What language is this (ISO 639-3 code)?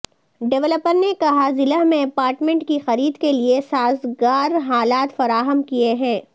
urd